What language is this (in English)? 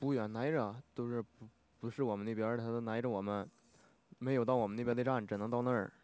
Chinese